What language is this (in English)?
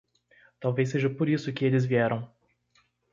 Portuguese